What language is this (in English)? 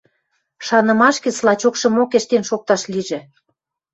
Western Mari